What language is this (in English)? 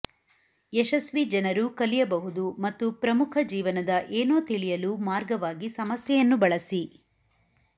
Kannada